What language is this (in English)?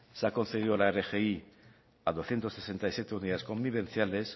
Spanish